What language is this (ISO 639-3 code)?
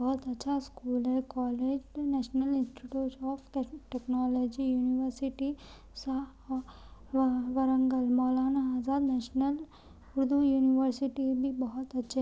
urd